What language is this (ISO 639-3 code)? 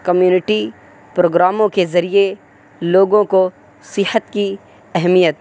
urd